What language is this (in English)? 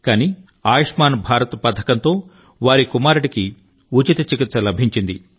Telugu